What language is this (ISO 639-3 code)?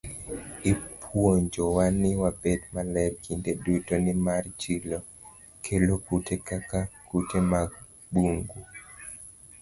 luo